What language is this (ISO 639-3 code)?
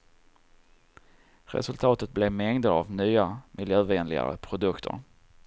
swe